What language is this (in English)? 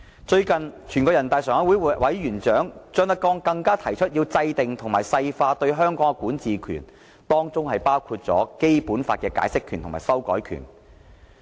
Cantonese